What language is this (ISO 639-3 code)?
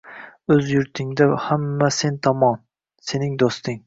uzb